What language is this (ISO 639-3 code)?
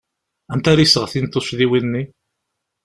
kab